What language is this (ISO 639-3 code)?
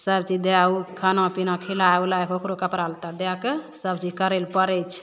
mai